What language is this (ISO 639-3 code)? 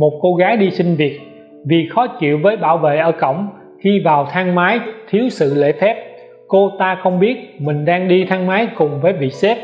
vie